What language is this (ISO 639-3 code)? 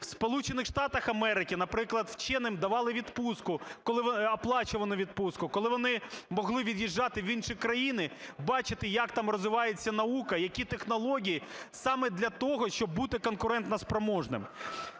ukr